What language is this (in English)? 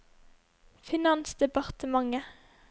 Norwegian